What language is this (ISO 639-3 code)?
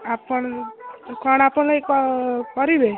ori